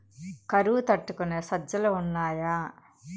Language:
Telugu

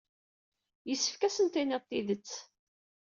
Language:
Kabyle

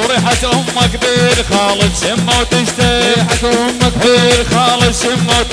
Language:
Arabic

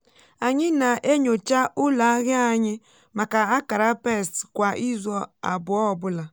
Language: Igbo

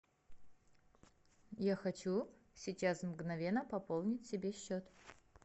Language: Russian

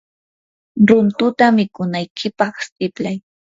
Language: Yanahuanca Pasco Quechua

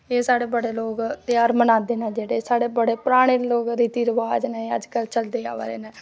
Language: Dogri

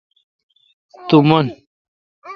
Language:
Kalkoti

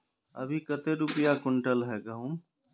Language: Magahi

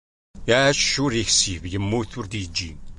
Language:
Kabyle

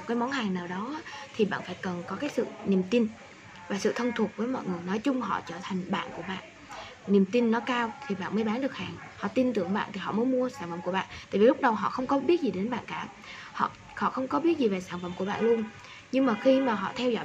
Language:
Vietnamese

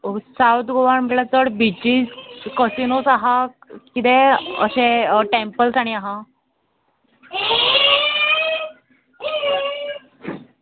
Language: Konkani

